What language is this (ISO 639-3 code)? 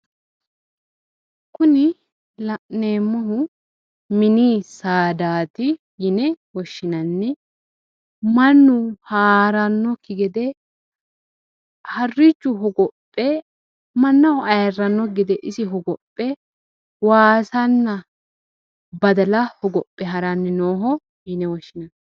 sid